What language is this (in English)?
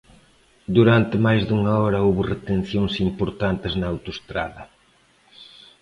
Galician